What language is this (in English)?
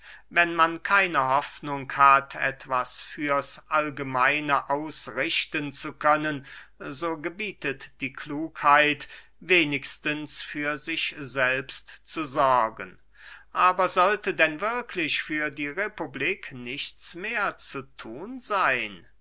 German